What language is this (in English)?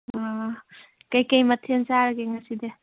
Manipuri